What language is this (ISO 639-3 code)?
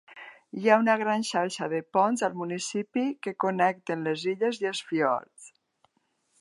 cat